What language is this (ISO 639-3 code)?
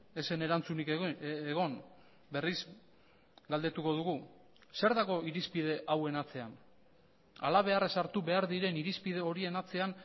eus